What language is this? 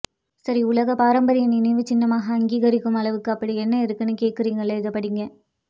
Tamil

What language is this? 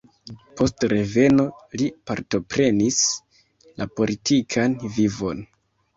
Esperanto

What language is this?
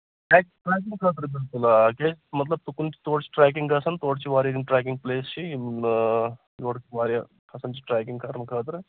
Kashmiri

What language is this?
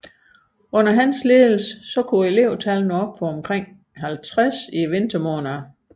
Danish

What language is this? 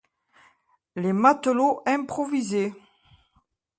French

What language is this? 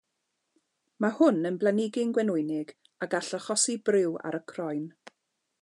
Welsh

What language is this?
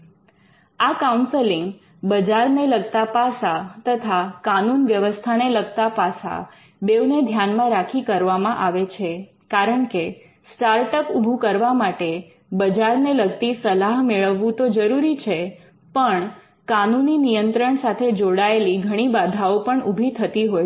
Gujarati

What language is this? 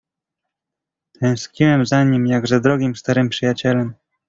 Polish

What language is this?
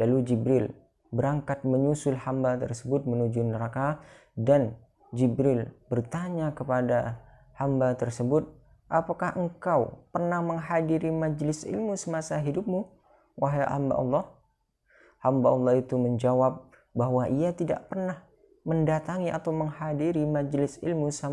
Indonesian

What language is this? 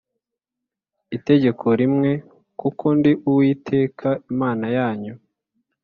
Kinyarwanda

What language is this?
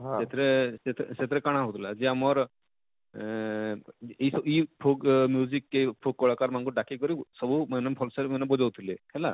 Odia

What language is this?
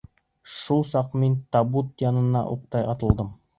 Bashkir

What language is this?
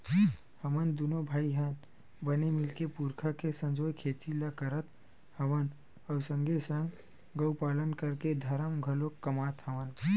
Chhattisgarhi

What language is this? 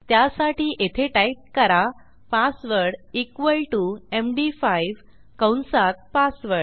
Marathi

